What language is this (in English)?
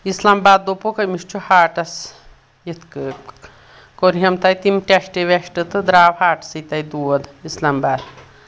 Kashmiri